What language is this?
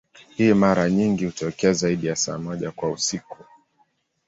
Swahili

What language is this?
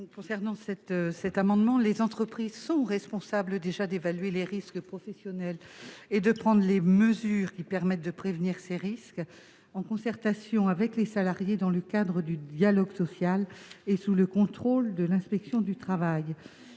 French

